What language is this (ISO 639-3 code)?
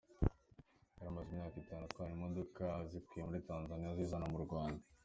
kin